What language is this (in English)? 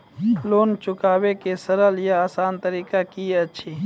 Maithili